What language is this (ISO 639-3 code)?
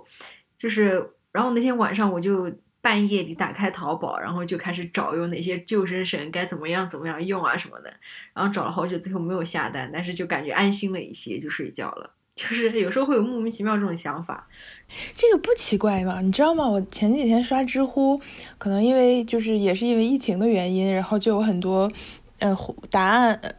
zho